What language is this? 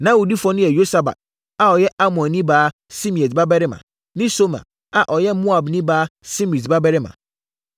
Akan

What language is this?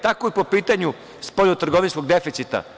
Serbian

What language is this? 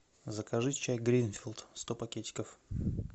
Russian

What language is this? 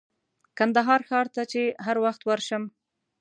Pashto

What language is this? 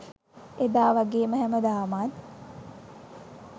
Sinhala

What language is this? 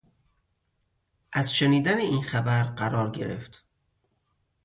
Persian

